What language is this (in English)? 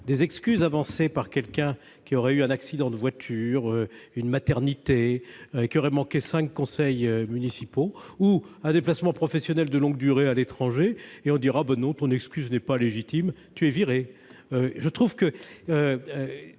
French